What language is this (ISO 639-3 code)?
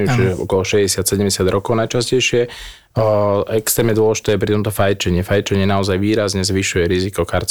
slk